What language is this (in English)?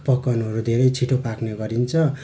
Nepali